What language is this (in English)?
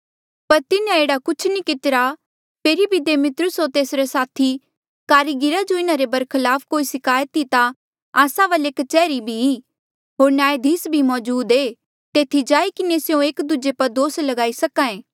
Mandeali